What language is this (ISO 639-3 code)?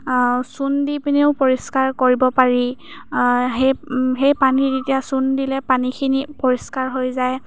asm